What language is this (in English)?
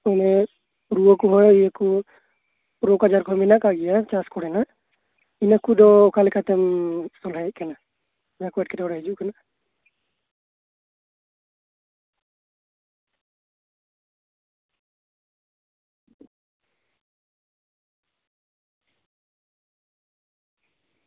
Santali